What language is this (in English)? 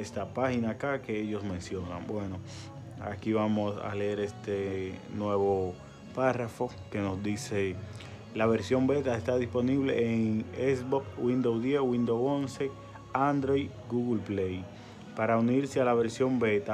Spanish